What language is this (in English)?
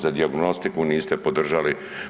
Croatian